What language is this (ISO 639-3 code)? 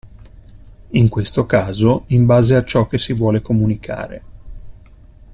ita